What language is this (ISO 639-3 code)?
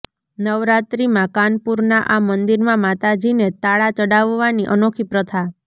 guj